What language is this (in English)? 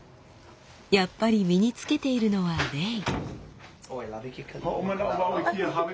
Japanese